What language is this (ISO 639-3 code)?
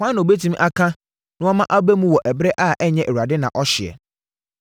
aka